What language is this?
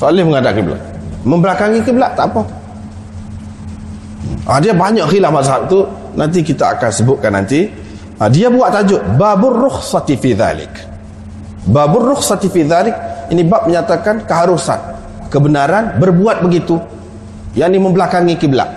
Malay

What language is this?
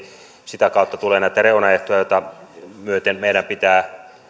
Finnish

